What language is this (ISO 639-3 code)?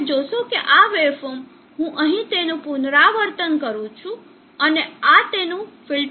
guj